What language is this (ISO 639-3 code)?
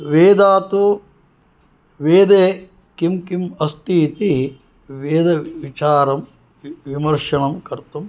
san